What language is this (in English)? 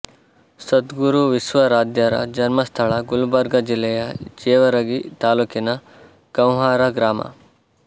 Kannada